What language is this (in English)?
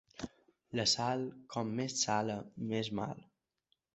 Catalan